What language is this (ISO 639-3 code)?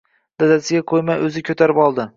uzb